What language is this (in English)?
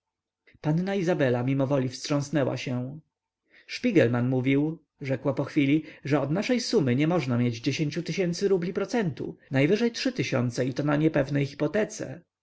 Polish